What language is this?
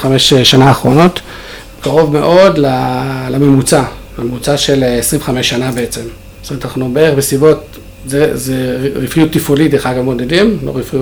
Hebrew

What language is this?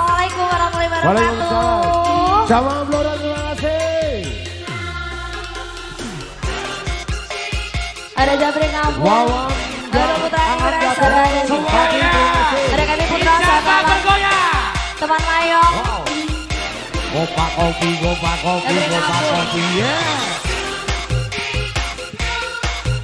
Indonesian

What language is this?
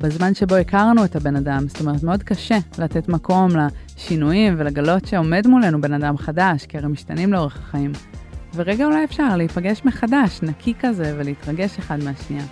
Hebrew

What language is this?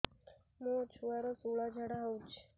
Odia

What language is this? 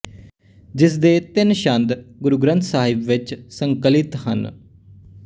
Punjabi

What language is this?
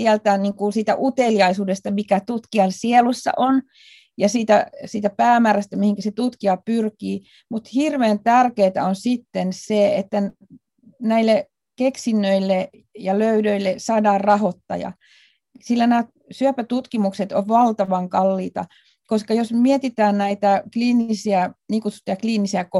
Finnish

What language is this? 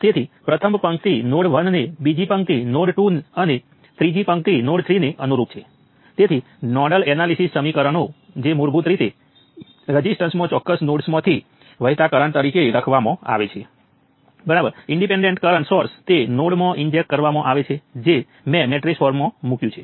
Gujarati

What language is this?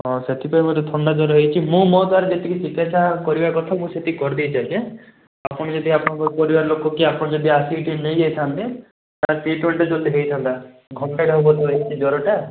Odia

